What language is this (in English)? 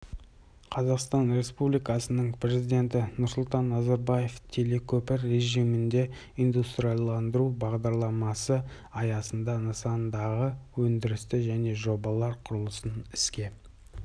Kazakh